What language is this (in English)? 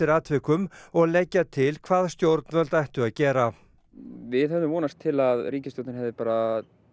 Icelandic